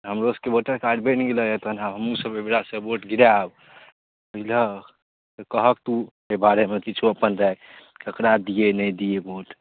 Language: Maithili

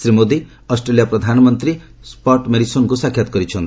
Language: Odia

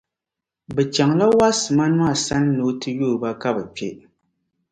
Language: Dagbani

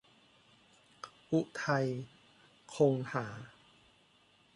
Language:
Thai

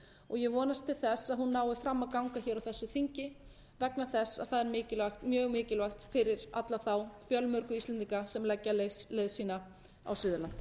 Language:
Icelandic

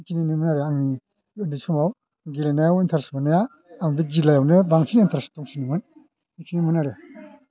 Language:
Bodo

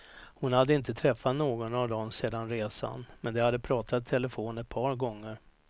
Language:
Swedish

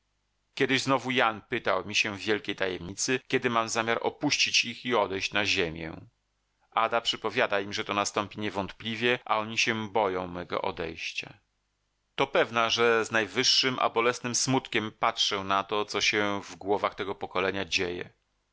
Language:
Polish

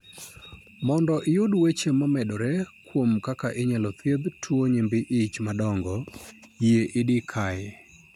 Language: Luo (Kenya and Tanzania)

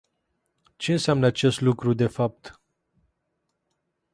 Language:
Romanian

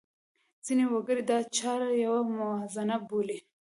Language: Pashto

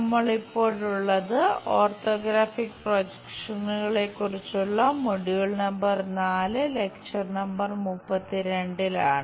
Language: Malayalam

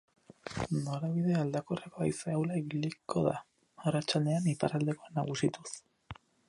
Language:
Basque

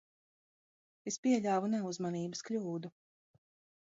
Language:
Latvian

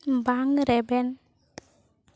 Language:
Santali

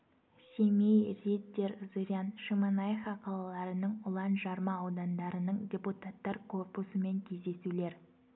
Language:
Kazakh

